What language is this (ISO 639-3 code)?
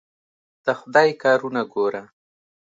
pus